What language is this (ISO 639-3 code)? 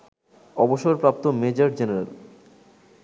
ben